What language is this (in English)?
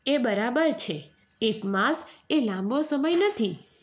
Gujarati